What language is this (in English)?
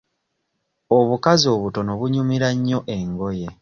Ganda